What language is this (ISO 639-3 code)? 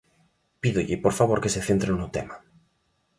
glg